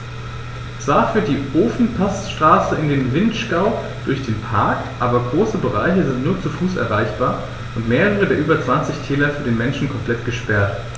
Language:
German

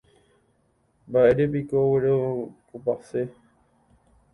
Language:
Guarani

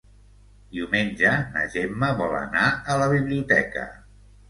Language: Catalan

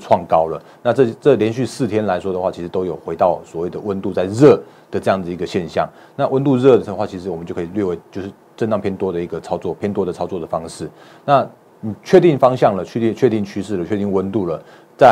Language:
Chinese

